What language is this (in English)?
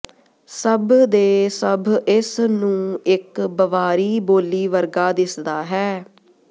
Punjabi